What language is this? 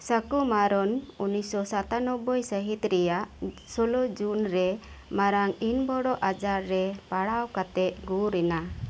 Santali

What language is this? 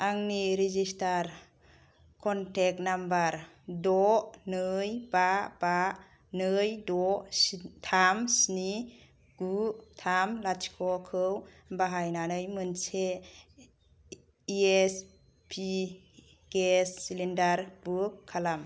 Bodo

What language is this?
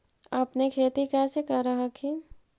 Magahi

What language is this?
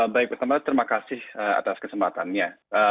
Indonesian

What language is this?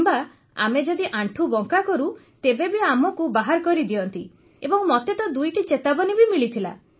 Odia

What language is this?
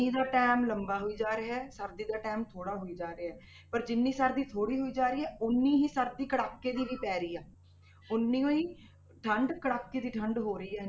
Punjabi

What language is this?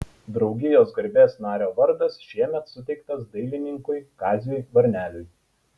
Lithuanian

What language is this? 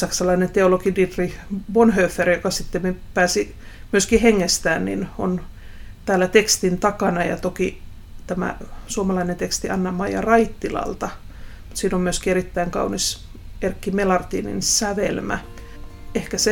Finnish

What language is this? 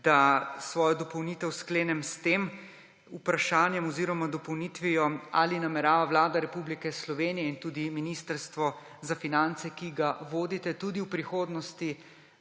Slovenian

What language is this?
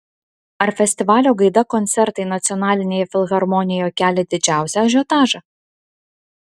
Lithuanian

